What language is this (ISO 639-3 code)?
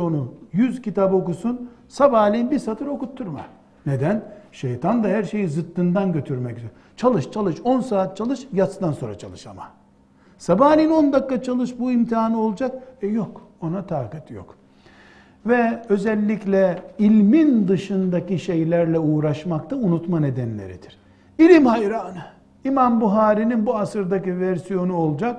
tur